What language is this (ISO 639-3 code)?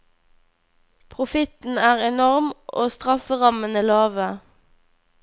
nor